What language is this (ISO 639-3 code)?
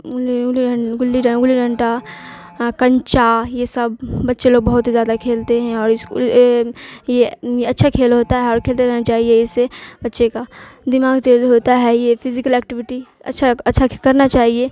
urd